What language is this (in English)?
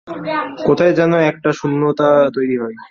Bangla